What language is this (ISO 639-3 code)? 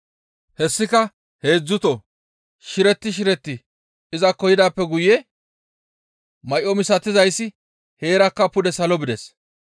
gmv